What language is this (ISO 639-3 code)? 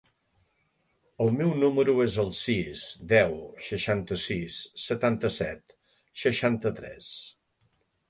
cat